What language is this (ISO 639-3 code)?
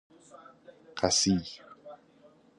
fas